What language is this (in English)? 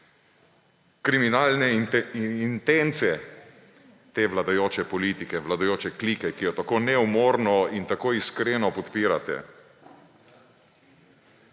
Slovenian